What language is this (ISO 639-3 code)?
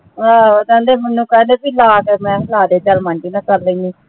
pan